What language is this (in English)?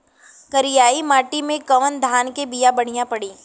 Bhojpuri